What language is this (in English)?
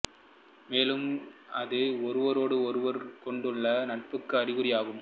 Tamil